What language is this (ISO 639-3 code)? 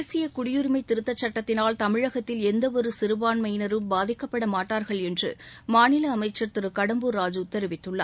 tam